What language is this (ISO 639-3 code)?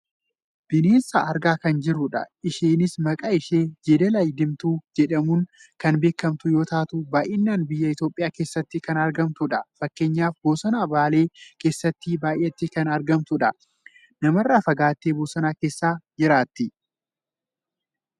orm